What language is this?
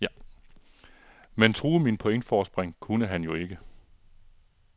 Danish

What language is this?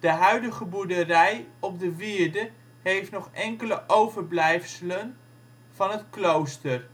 Dutch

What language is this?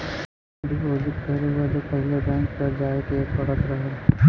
Bhojpuri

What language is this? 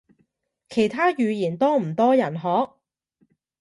Cantonese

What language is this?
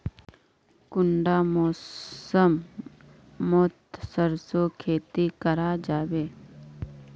Magahi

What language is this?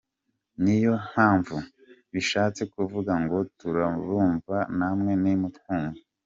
Kinyarwanda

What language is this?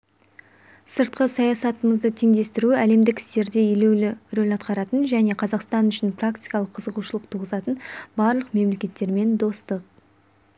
Kazakh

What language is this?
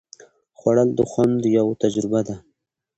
Pashto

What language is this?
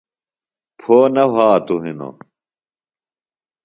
Phalura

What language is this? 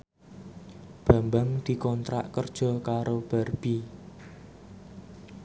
Javanese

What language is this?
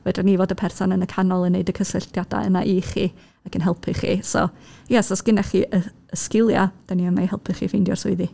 Welsh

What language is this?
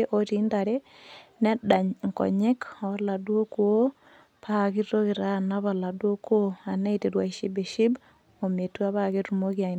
Masai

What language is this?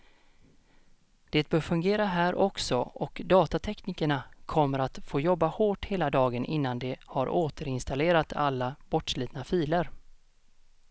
Swedish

